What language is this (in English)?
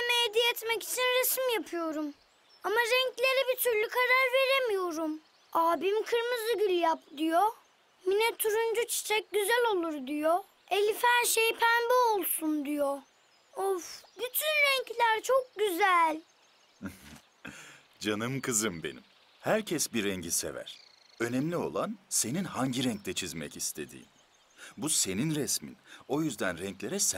Turkish